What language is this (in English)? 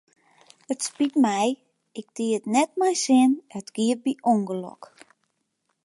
Western Frisian